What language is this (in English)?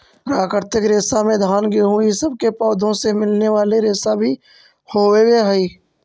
Magahi